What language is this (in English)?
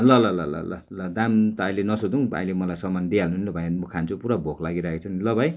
Nepali